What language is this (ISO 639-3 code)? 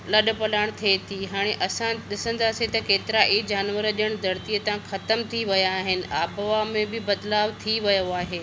snd